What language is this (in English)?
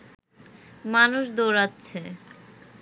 Bangla